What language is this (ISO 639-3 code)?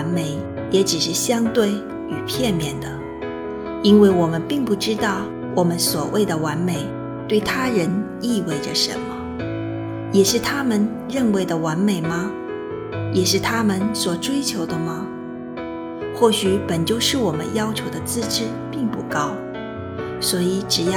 zho